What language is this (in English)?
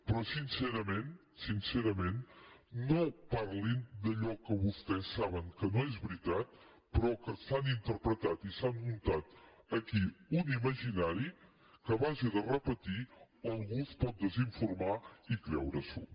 Catalan